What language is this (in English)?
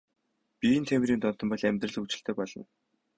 Mongolian